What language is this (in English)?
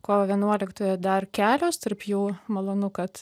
Lithuanian